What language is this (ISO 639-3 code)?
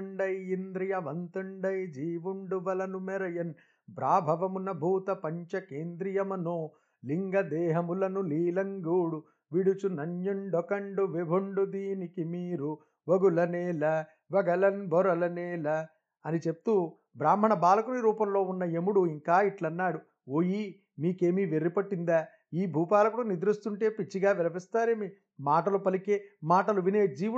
tel